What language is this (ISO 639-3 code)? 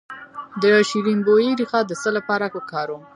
pus